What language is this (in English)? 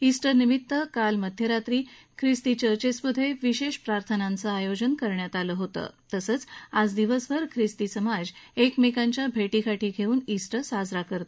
Marathi